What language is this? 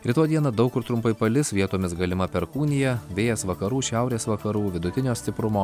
Lithuanian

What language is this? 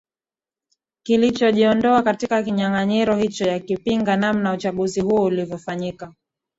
Swahili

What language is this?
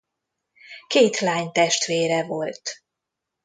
Hungarian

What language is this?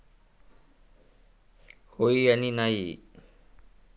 Marathi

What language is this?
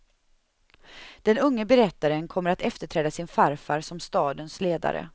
Swedish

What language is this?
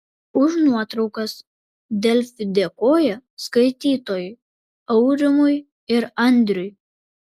Lithuanian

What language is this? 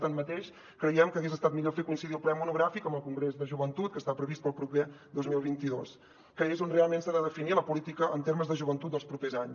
Catalan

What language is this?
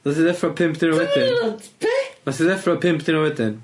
Welsh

